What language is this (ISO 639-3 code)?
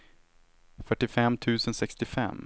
swe